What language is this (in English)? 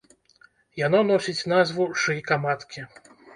Belarusian